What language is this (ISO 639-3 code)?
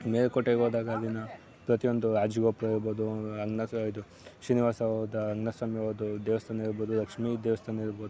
kan